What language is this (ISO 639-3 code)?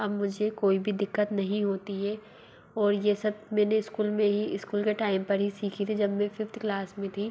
hin